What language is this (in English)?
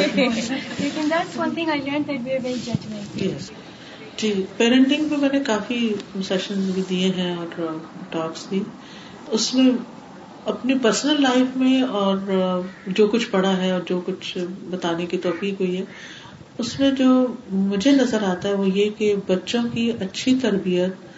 Urdu